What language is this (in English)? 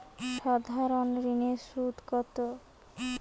Bangla